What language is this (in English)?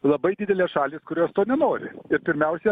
Lithuanian